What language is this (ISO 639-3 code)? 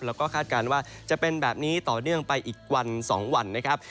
tha